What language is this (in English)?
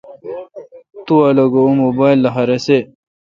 Kalkoti